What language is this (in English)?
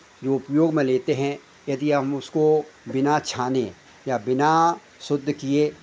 Hindi